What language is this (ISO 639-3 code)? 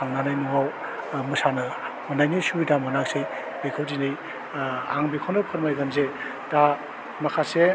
brx